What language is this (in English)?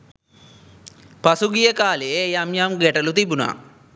Sinhala